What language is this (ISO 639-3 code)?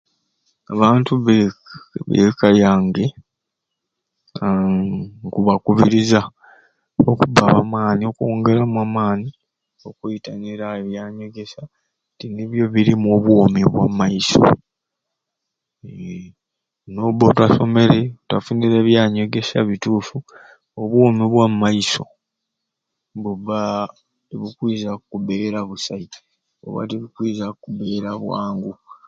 ruc